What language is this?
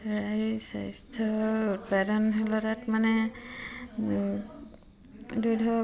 Assamese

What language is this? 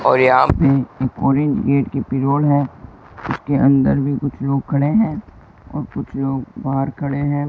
Hindi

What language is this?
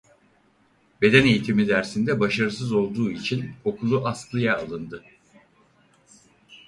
Turkish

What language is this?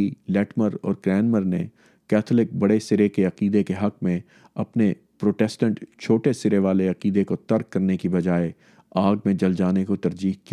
Urdu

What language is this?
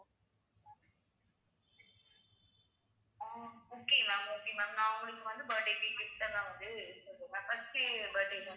Tamil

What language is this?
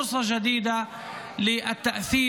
Hebrew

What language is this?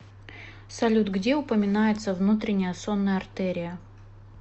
Russian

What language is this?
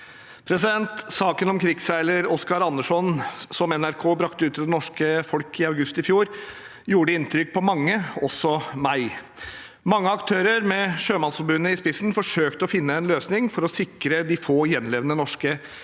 Norwegian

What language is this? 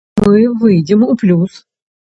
Belarusian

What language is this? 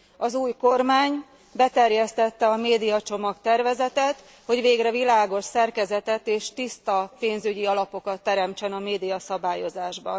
Hungarian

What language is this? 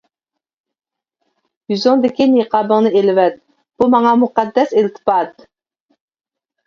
Uyghur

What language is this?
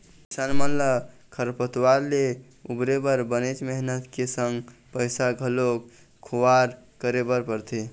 Chhattisgarhi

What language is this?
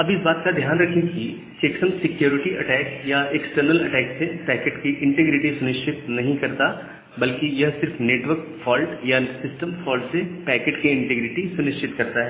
Hindi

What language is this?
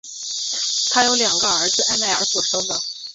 Chinese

